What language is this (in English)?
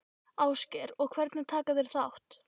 Icelandic